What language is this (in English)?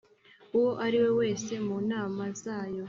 Kinyarwanda